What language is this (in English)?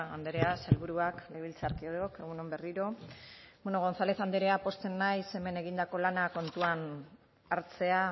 Basque